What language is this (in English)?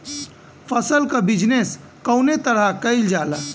Bhojpuri